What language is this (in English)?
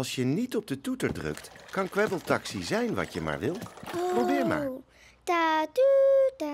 Dutch